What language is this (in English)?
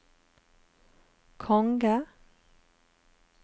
Norwegian